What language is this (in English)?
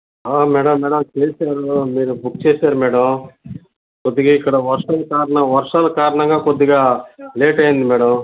Telugu